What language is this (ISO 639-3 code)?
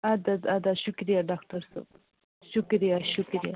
kas